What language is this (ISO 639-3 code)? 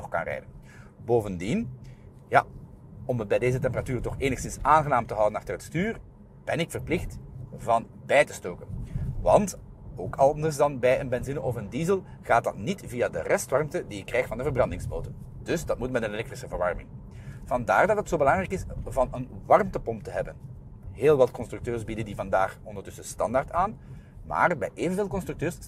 nld